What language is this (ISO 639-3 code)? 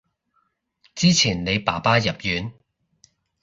yue